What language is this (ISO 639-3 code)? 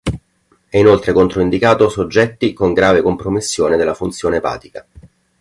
ita